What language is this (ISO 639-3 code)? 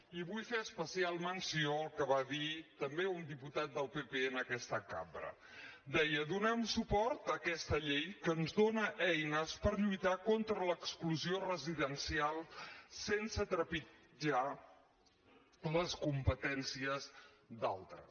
cat